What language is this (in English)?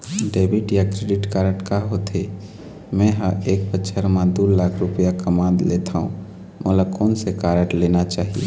Chhattisgarhi